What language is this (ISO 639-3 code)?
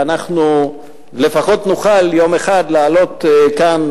heb